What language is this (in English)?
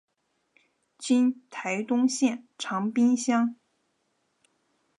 Chinese